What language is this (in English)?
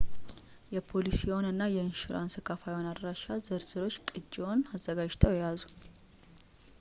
Amharic